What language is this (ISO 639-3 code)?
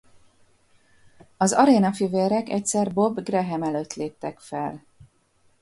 hun